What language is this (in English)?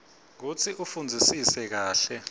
Swati